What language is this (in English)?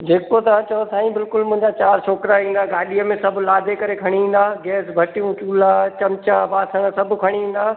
Sindhi